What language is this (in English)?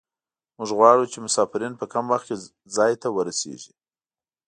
Pashto